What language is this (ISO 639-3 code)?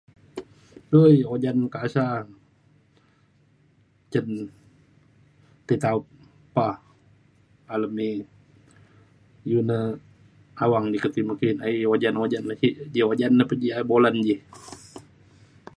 xkl